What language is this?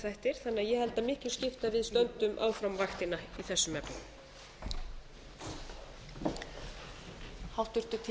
Icelandic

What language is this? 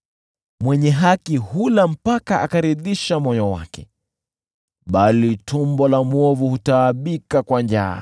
Swahili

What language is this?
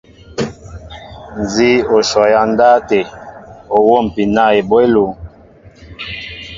Mbo (Cameroon)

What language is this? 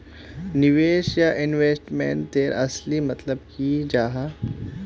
Magahi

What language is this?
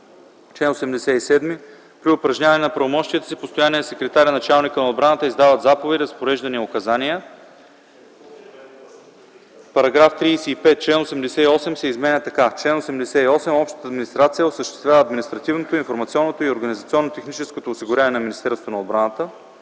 Bulgarian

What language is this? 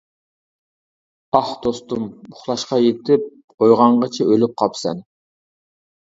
Uyghur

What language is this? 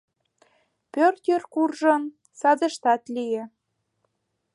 Mari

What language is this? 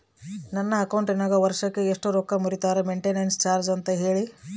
Kannada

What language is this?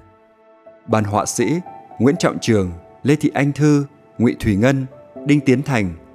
Vietnamese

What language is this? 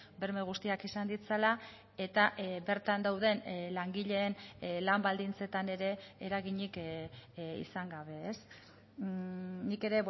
Basque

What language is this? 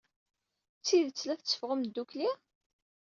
Kabyle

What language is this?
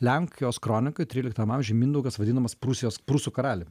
Lithuanian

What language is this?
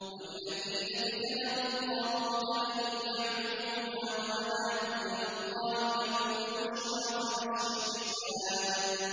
Arabic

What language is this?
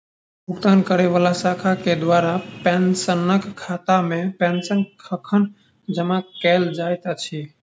Maithili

